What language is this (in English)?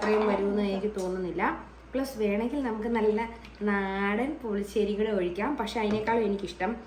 Indonesian